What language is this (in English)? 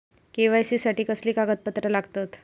Marathi